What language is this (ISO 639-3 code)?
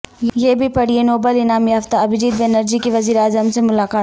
urd